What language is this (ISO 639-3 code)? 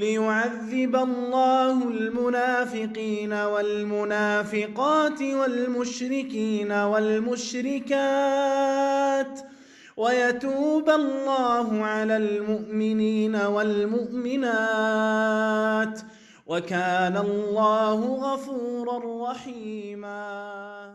ara